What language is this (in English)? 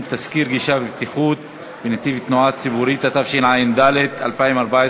Hebrew